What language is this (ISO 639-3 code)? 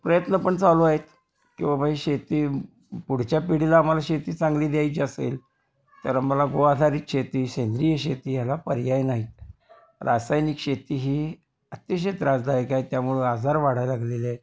mar